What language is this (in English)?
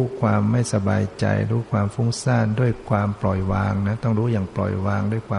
Thai